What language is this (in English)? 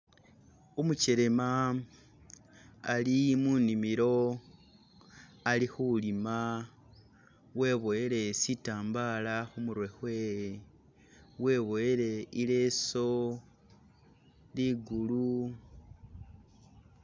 Masaaba